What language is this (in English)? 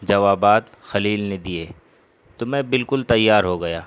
Urdu